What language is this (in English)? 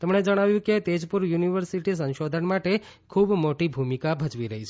Gujarati